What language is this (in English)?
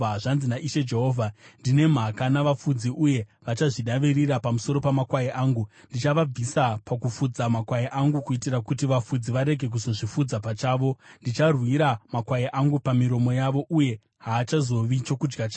Shona